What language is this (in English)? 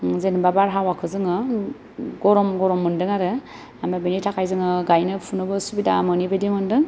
Bodo